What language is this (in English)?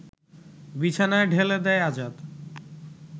Bangla